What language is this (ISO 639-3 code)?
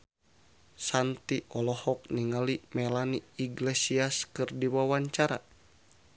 sun